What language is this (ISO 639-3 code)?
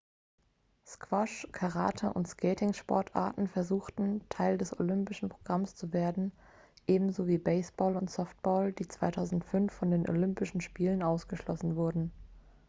deu